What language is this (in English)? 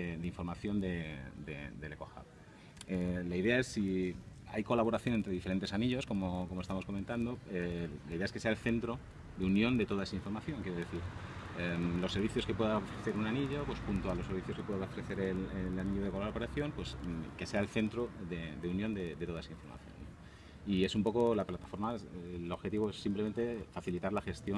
Spanish